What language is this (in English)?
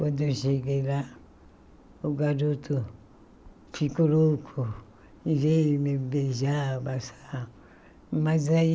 Portuguese